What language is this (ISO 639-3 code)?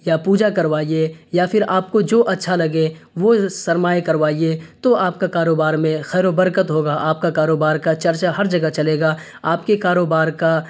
urd